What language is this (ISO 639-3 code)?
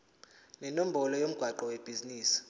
zul